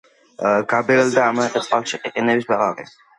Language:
Georgian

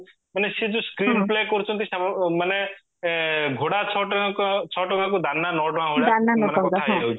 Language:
Odia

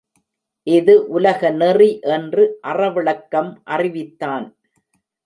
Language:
Tamil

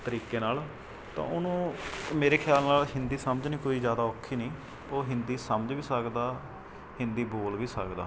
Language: Punjabi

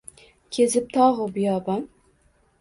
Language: Uzbek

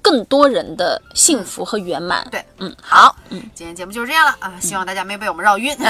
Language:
Chinese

